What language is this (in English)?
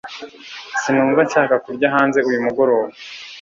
Kinyarwanda